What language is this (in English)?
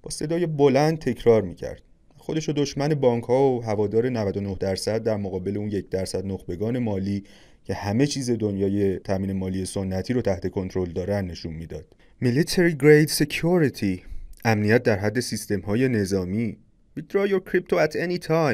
Persian